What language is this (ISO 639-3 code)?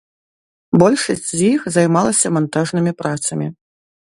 bel